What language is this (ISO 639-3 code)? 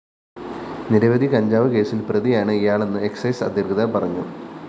mal